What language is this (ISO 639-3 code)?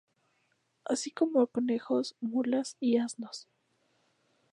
spa